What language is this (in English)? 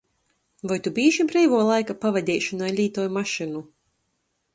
Latgalian